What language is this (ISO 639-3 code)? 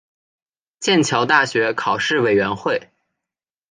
zho